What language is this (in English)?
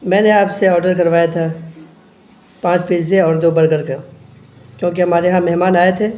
Urdu